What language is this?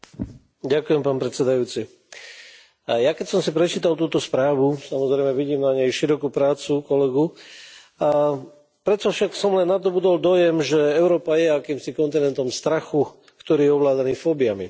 Slovak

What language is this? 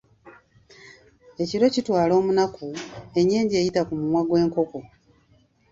Ganda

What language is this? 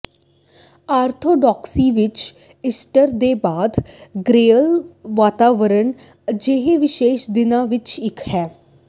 Punjabi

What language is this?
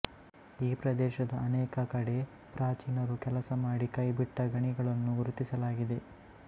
Kannada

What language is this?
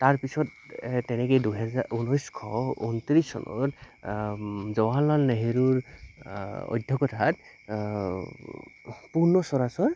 Assamese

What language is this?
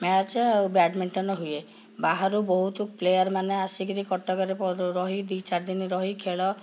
Odia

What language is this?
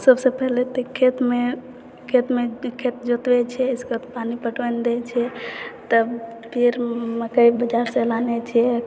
Maithili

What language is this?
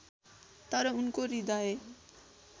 Nepali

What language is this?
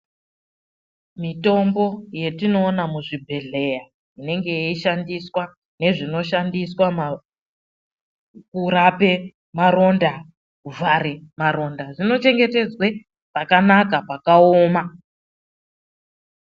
Ndau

